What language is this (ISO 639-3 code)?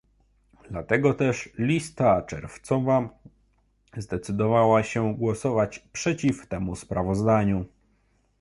pol